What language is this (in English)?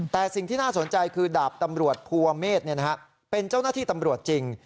Thai